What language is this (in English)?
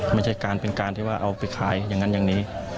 Thai